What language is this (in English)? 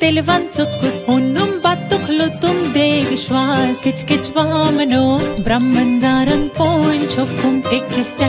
Arabic